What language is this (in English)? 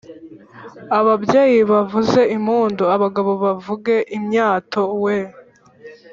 Kinyarwanda